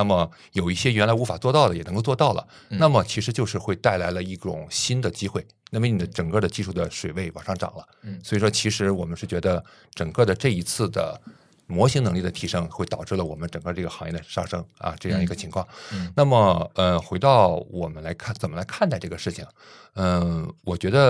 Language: Chinese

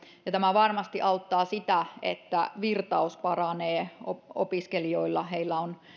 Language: Finnish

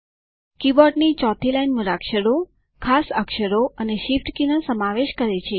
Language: Gujarati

